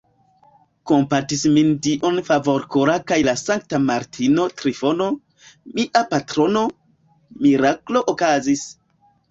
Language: Esperanto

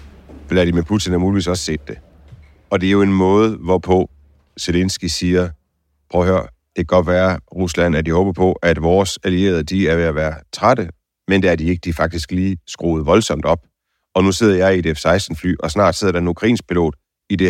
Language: Danish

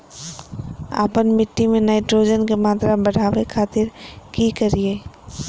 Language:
Magahi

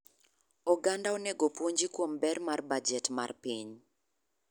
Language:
Luo (Kenya and Tanzania)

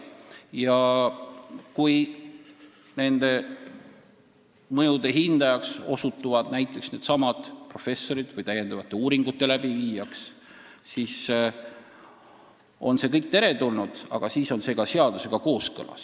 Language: Estonian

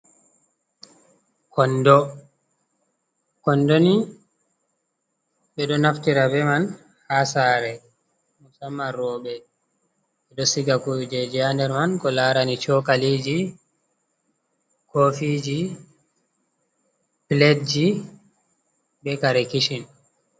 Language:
Fula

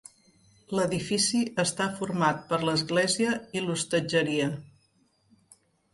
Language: Catalan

